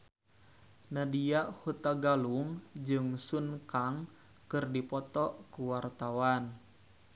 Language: Sundanese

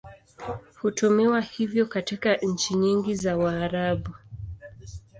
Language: Swahili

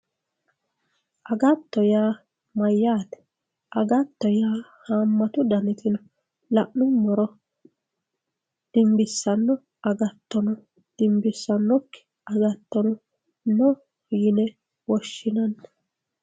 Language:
Sidamo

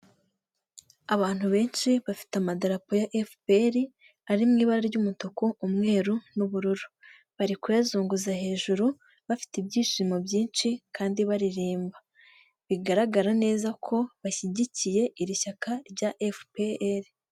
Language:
Kinyarwanda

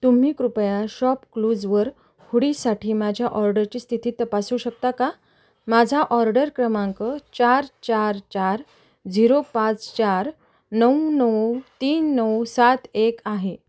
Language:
Marathi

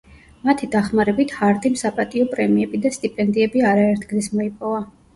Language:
Georgian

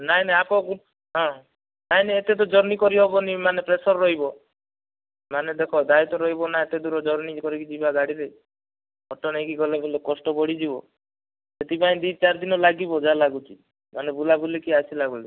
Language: Odia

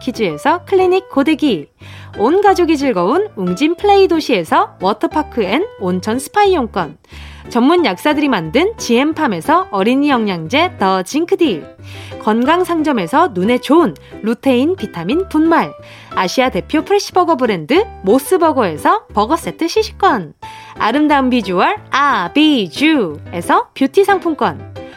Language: Korean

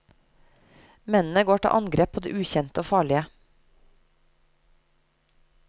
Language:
Norwegian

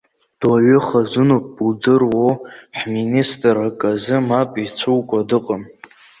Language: Abkhazian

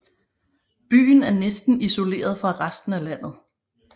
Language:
Danish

